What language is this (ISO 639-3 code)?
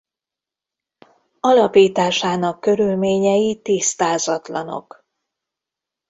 hun